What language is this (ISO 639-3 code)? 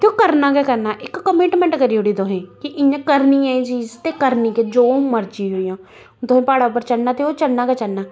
doi